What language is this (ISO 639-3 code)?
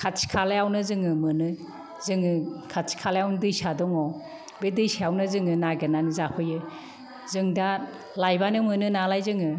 brx